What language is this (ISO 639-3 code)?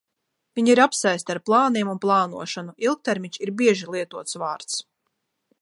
lav